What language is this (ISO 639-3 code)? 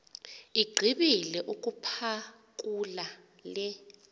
xho